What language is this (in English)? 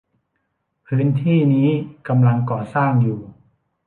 Thai